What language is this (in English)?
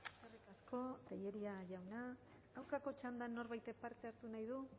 Basque